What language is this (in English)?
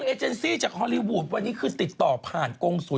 Thai